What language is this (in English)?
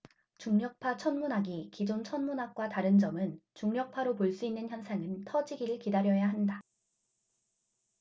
Korean